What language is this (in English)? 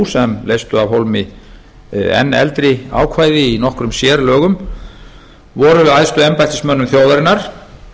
Icelandic